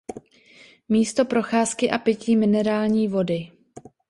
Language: Czech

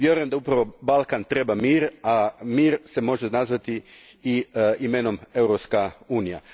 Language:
Croatian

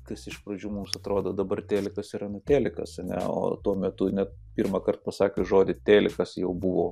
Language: Lithuanian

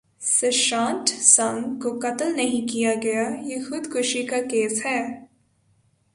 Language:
Urdu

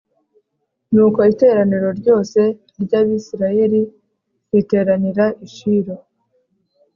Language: Kinyarwanda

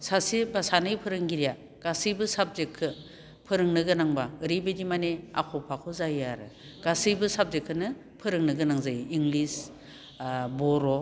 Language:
Bodo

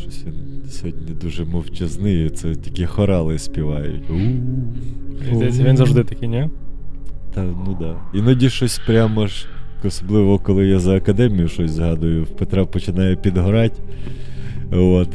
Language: Ukrainian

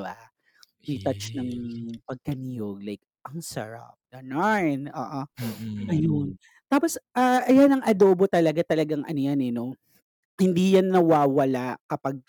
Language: Filipino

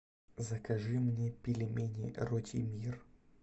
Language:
Russian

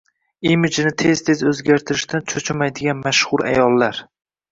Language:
Uzbek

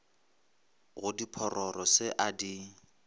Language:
Northern Sotho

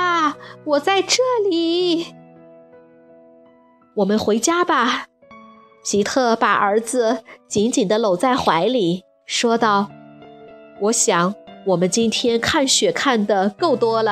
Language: Chinese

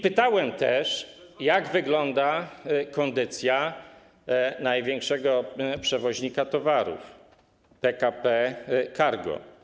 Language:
Polish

